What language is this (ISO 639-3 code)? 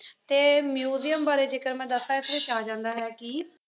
pan